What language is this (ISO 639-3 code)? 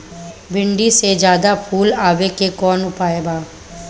bho